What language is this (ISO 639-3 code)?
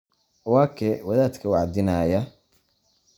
som